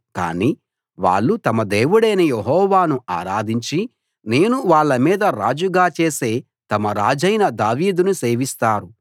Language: Telugu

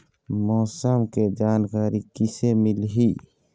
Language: Chhattisgarhi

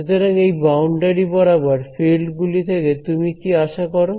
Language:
Bangla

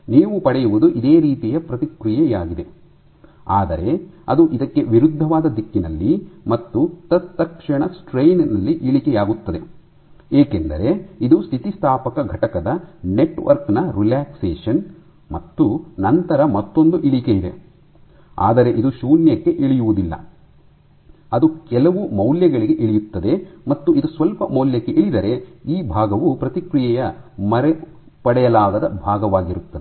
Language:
Kannada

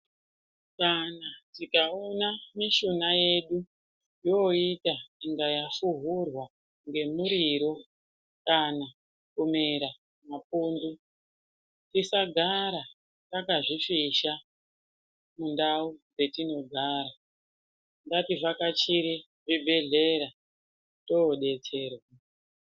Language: Ndau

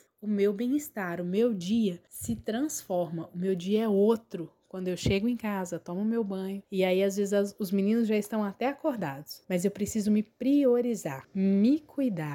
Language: Portuguese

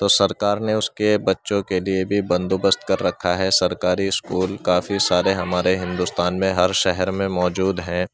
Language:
Urdu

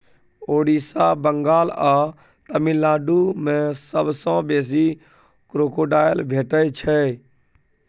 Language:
Maithili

